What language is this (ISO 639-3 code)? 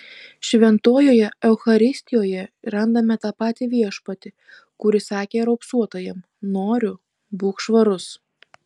lit